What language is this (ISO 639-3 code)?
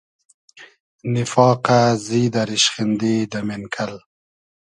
haz